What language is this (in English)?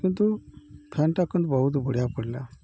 Odia